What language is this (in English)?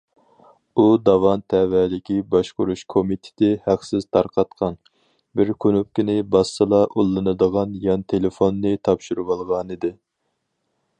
Uyghur